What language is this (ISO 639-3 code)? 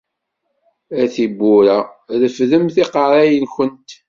kab